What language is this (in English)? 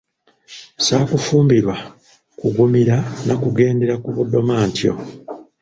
Ganda